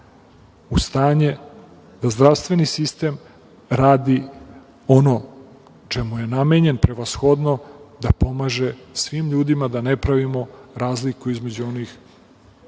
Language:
Serbian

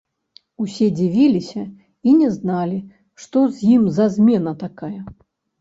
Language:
Belarusian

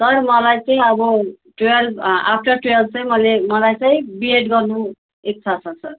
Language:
Nepali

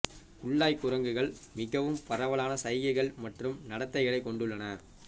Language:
Tamil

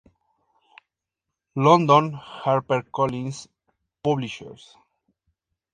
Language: Spanish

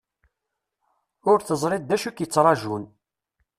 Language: Kabyle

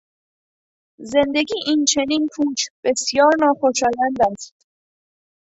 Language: Persian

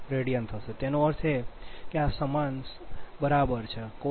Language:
Gujarati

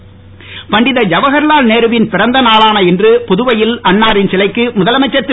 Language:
Tamil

